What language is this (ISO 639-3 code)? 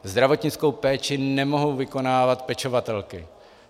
ces